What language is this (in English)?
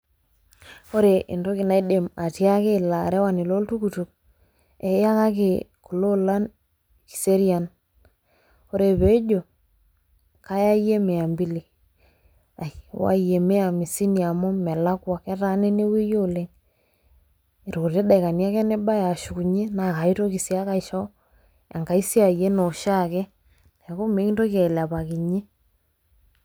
Masai